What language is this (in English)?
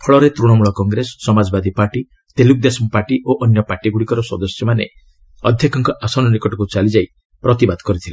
Odia